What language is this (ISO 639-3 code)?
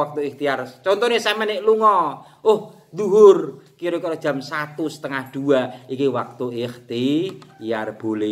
ind